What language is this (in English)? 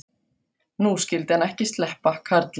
Icelandic